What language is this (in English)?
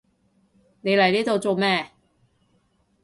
Cantonese